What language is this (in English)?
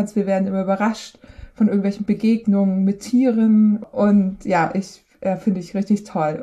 German